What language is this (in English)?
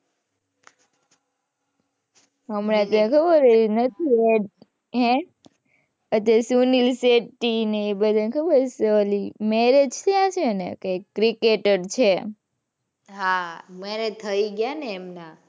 Gujarati